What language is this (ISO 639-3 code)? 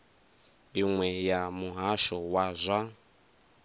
ven